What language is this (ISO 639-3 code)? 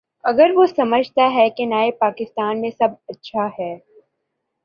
urd